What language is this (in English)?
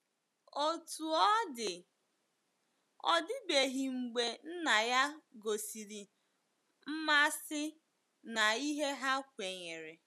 Igbo